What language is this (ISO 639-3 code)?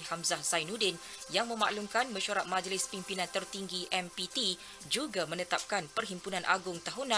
msa